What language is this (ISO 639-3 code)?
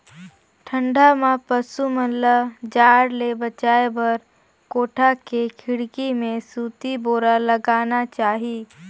hne